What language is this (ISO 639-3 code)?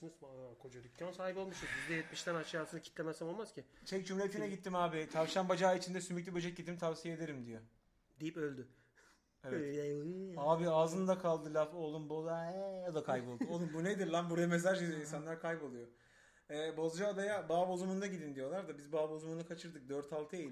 tur